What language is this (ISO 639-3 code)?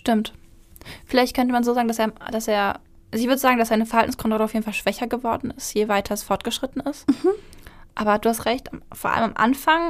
deu